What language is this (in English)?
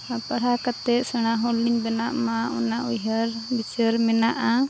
Santali